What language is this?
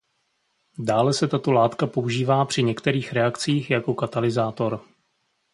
Czech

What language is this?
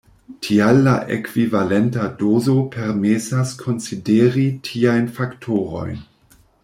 Esperanto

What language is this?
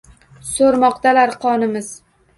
Uzbek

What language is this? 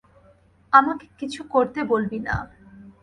Bangla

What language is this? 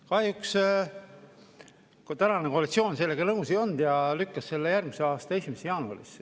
Estonian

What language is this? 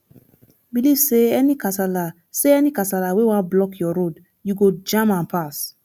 Nigerian Pidgin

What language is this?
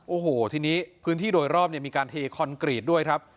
Thai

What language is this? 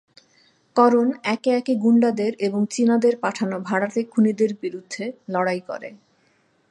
Bangla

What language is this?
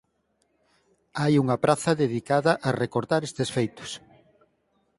Galician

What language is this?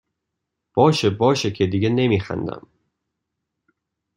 Persian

